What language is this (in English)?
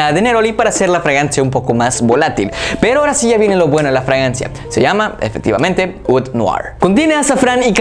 Spanish